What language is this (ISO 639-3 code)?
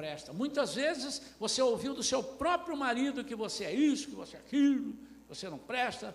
por